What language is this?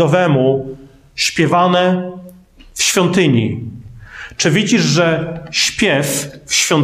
Polish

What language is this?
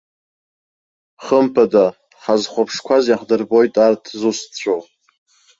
Abkhazian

